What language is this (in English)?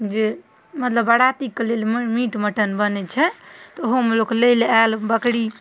Maithili